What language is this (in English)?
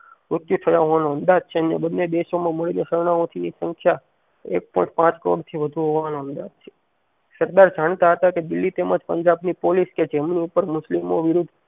Gujarati